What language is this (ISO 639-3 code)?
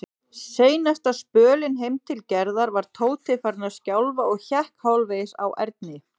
isl